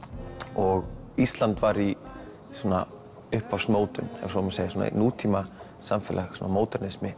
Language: Icelandic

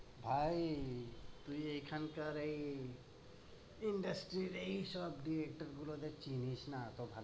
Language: Bangla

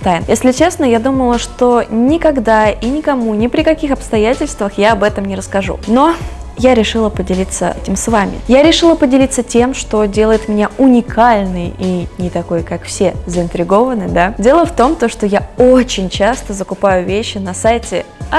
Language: Russian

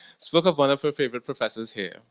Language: English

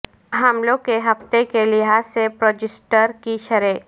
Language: Urdu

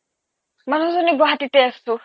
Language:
Assamese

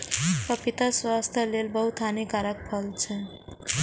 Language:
Maithili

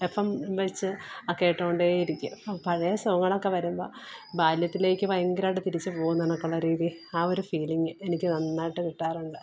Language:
Malayalam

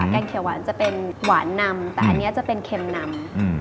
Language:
Thai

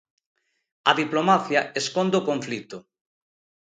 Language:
Galician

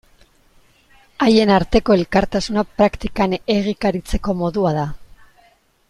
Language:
Basque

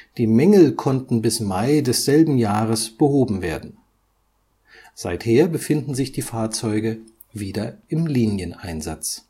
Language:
German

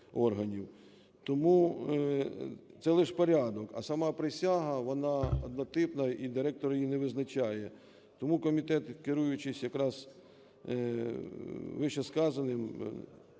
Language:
Ukrainian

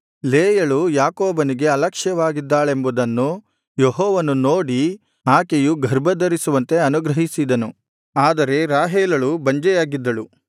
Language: Kannada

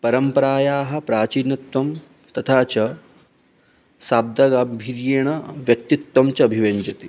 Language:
Sanskrit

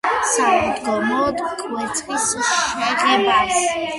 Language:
Georgian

